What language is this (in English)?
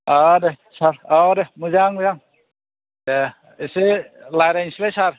Bodo